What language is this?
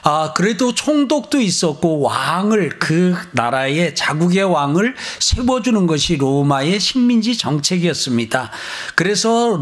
Korean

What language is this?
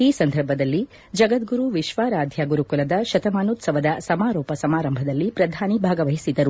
Kannada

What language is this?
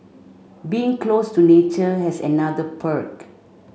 English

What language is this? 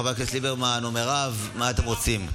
Hebrew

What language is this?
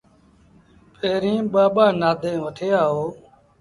Sindhi Bhil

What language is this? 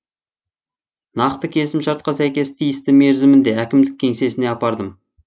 Kazakh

